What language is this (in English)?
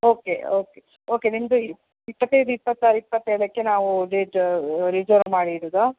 Kannada